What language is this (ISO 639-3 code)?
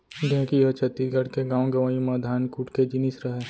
hne